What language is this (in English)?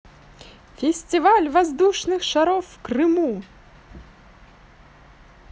Russian